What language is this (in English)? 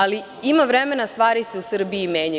Serbian